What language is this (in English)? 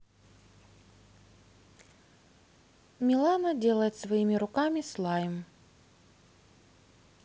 Russian